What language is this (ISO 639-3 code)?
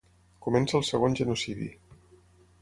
cat